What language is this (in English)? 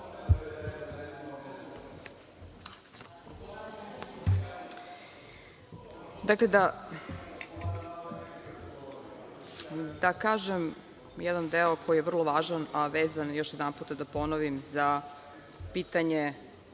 Serbian